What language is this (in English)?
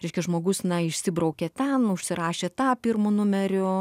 Lithuanian